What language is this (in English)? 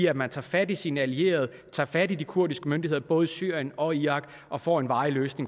Danish